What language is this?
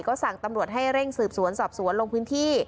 Thai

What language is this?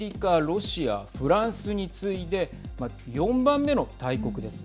Japanese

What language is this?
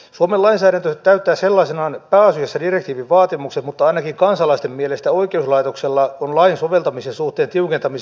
Finnish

